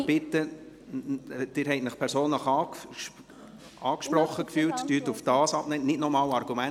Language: Swiss German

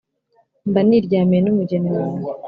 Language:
Kinyarwanda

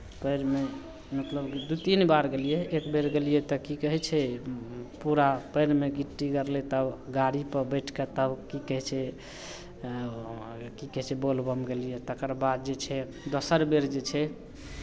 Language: Maithili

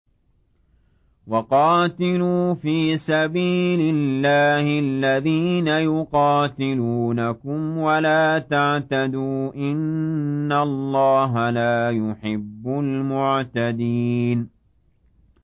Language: Arabic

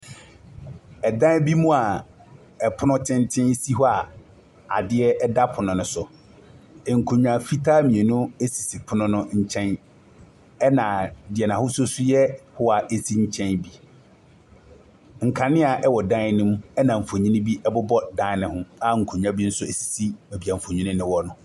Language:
Akan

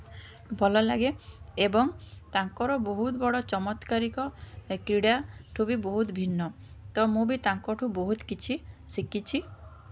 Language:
Odia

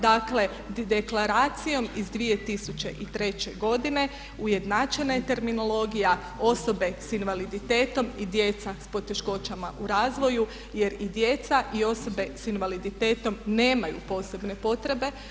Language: Croatian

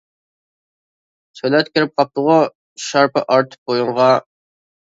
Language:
Uyghur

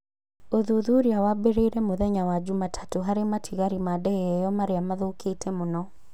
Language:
Kikuyu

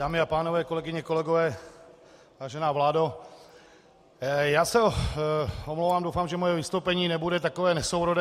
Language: Czech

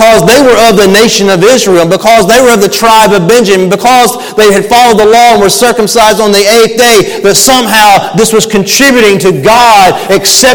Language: English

